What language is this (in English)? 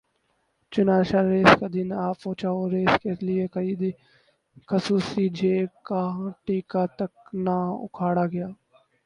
Urdu